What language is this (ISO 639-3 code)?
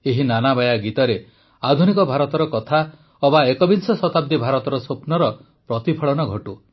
ori